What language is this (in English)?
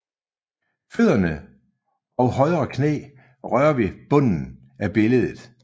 Danish